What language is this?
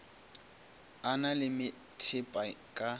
Northern Sotho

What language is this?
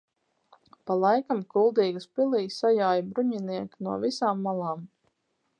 Latvian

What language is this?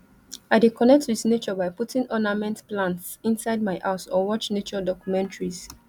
Nigerian Pidgin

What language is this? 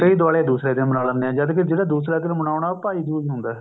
Punjabi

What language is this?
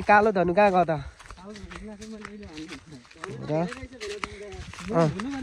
Arabic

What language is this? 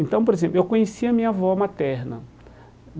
Portuguese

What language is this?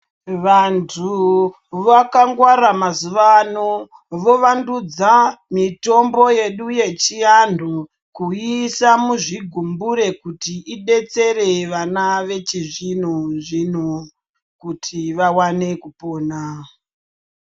Ndau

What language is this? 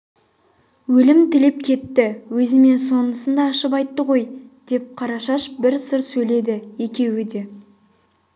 Kazakh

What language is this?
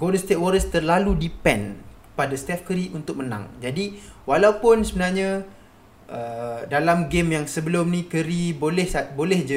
Malay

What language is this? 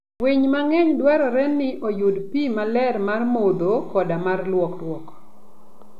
Luo (Kenya and Tanzania)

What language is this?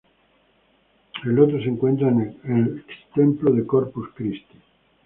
Spanish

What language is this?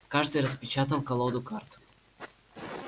Russian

